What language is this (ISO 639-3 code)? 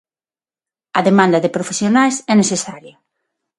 glg